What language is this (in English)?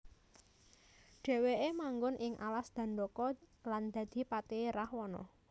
Javanese